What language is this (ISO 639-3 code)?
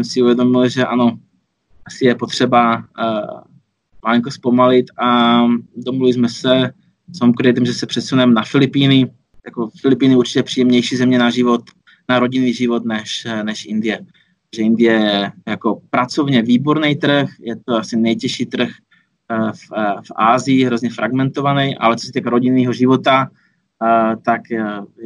ces